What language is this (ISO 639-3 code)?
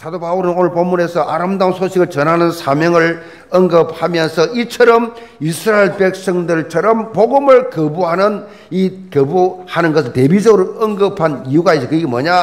kor